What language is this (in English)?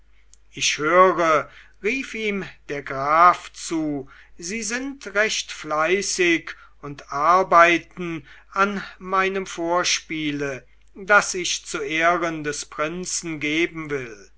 German